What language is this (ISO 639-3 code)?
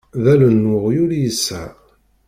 kab